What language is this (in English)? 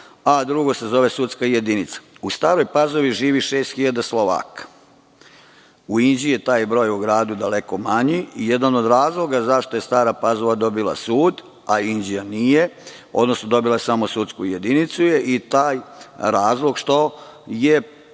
Serbian